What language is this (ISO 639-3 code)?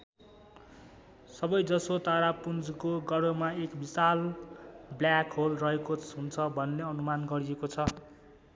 nep